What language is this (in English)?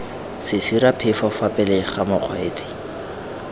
Tswana